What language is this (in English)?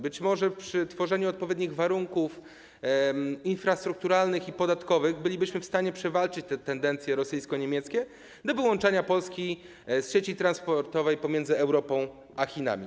Polish